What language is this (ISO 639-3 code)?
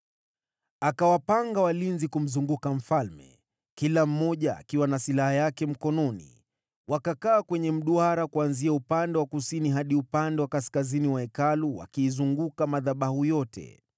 swa